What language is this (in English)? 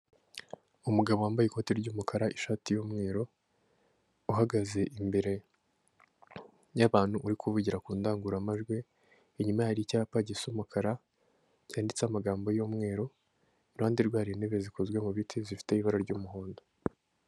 Kinyarwanda